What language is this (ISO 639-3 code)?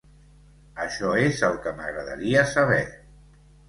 cat